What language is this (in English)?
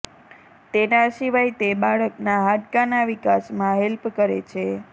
Gujarati